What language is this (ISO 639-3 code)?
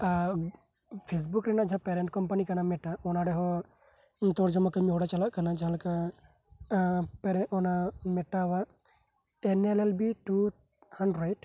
sat